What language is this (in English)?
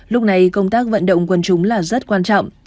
Vietnamese